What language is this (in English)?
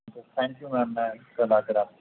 Urdu